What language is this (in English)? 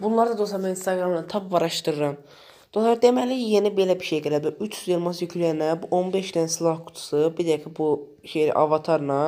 Turkish